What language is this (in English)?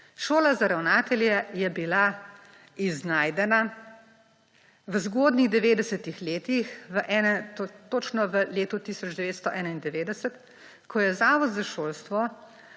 Slovenian